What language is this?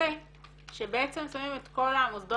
Hebrew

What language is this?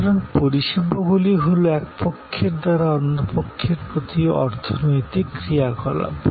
Bangla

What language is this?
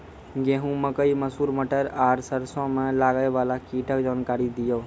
Maithili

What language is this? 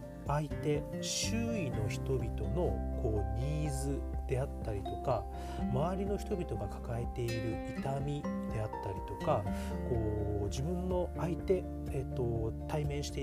Japanese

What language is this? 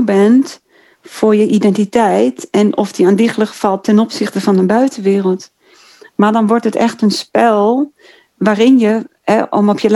Dutch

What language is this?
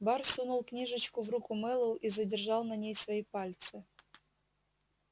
Russian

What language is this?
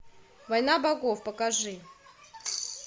Russian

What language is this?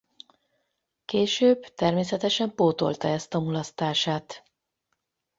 Hungarian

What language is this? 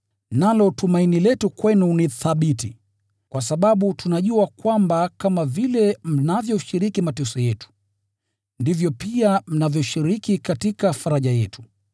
Swahili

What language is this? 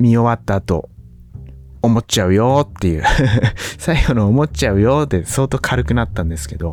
Japanese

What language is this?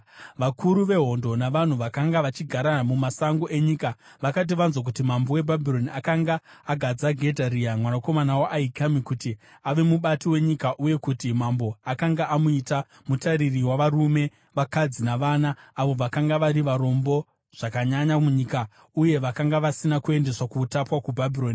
Shona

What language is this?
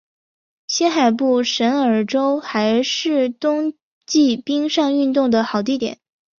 Chinese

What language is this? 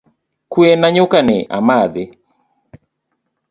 Luo (Kenya and Tanzania)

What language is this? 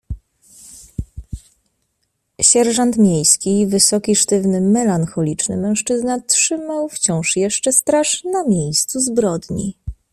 Polish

